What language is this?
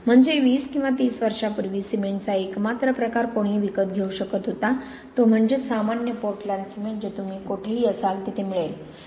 Marathi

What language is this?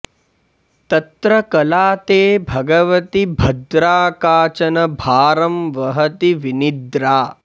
Sanskrit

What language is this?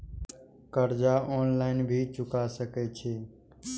Maithili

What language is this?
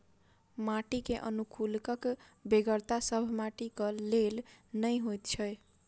Maithili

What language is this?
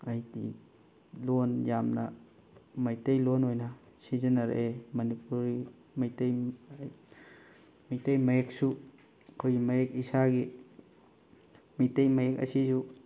Manipuri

